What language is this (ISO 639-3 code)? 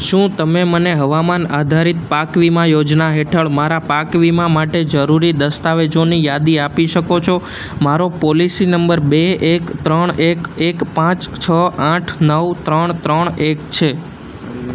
guj